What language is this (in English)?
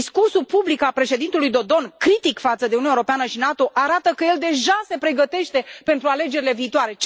Romanian